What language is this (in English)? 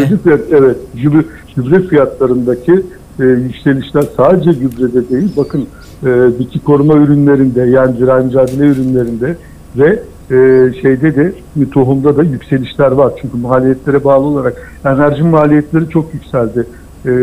Turkish